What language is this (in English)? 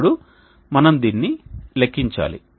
Telugu